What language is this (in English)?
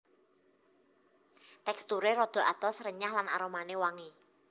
Javanese